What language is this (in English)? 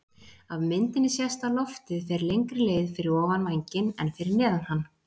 Icelandic